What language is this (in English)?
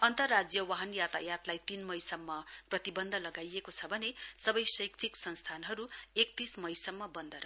Nepali